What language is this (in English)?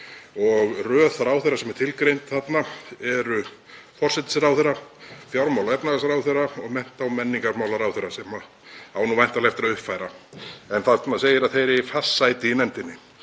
Icelandic